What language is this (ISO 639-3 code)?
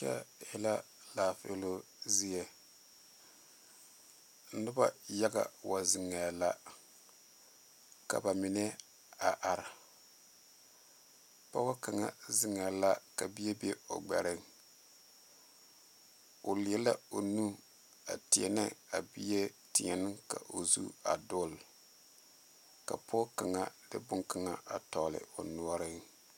dga